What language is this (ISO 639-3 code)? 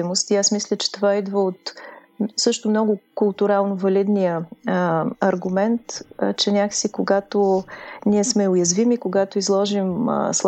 bul